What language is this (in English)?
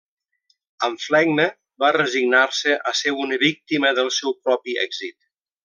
Catalan